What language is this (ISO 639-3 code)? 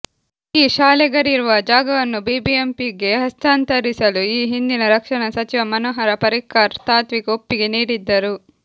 kan